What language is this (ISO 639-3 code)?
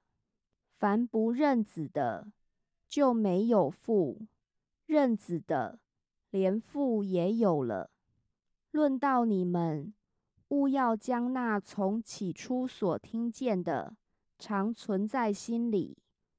zho